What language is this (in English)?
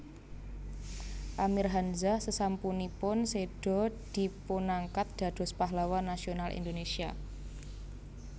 Javanese